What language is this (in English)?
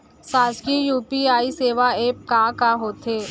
Chhattisgarhi